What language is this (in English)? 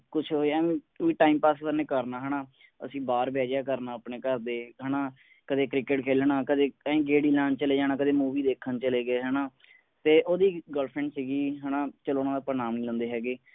Punjabi